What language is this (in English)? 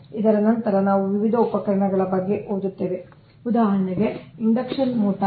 Kannada